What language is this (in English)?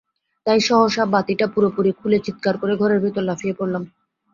Bangla